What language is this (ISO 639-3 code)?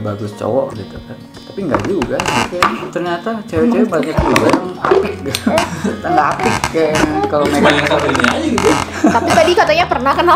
ind